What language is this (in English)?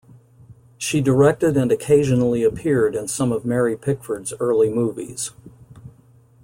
English